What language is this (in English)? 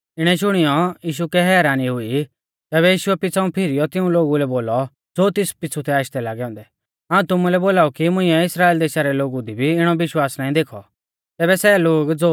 Mahasu Pahari